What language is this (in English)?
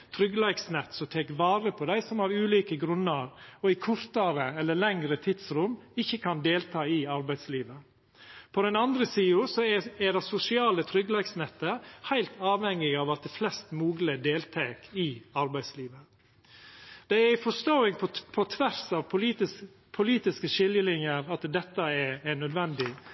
Norwegian Nynorsk